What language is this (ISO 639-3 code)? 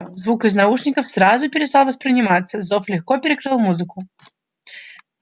rus